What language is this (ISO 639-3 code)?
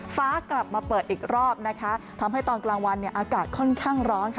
tha